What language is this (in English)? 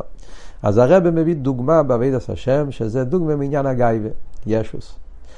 Hebrew